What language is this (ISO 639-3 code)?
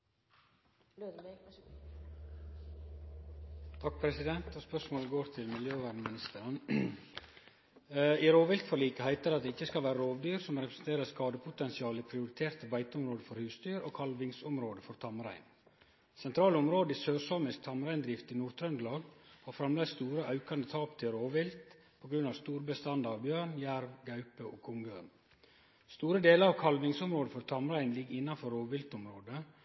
nno